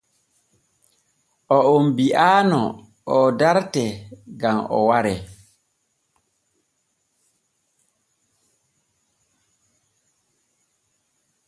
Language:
Borgu Fulfulde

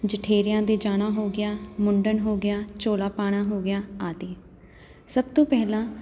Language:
Punjabi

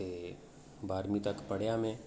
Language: Dogri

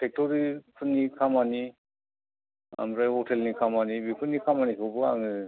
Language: Bodo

